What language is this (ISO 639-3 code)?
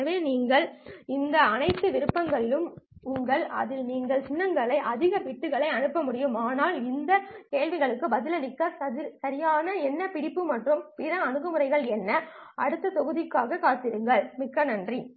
tam